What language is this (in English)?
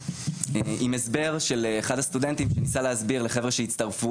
Hebrew